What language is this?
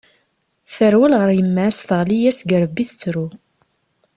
Kabyle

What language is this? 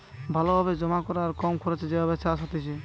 Bangla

